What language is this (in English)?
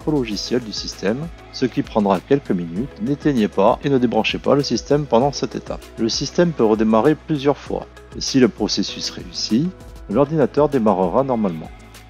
French